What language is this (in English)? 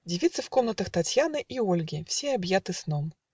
Russian